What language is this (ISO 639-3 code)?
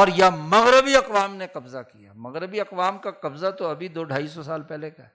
urd